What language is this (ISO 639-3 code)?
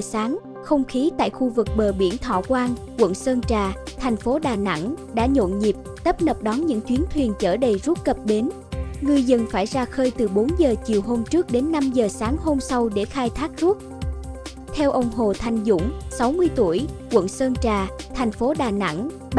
vie